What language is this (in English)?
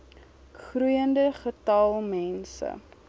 Afrikaans